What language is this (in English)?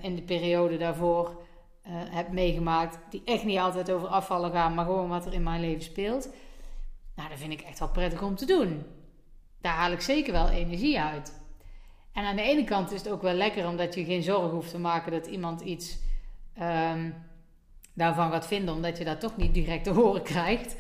Dutch